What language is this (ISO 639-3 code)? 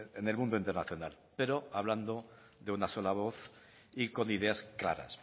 spa